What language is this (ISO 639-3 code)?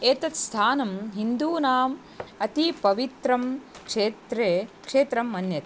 san